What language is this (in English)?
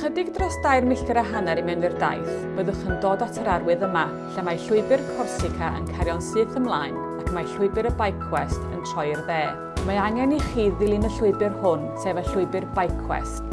Welsh